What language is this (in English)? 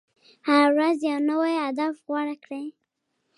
Pashto